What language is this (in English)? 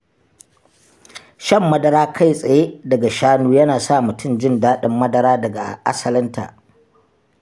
Hausa